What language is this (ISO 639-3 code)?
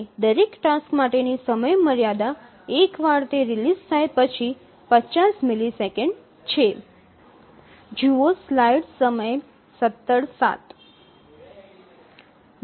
guj